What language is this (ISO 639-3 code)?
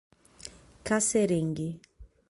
por